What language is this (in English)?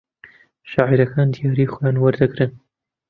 Central Kurdish